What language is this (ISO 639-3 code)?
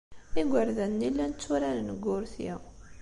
kab